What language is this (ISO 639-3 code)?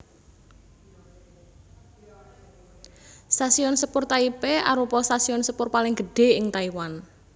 jav